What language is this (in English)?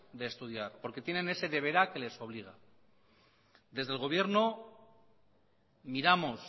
Spanish